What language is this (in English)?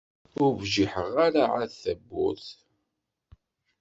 Kabyle